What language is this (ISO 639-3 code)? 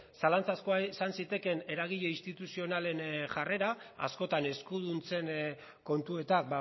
eus